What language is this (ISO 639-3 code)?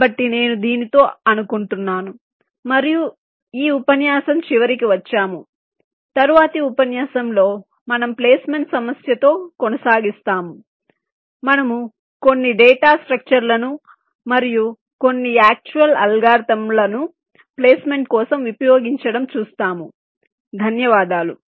tel